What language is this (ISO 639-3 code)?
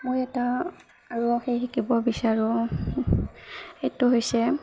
asm